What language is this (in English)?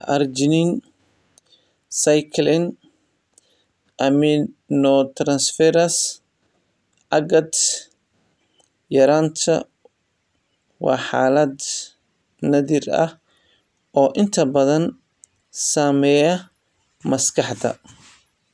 Somali